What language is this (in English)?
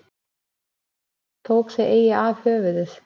Icelandic